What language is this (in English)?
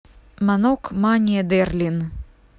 Russian